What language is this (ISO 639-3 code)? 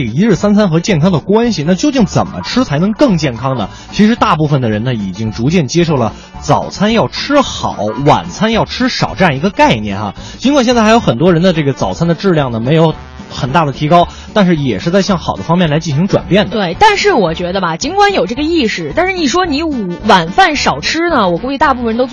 zho